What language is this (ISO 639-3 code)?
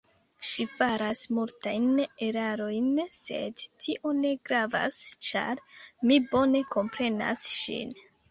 epo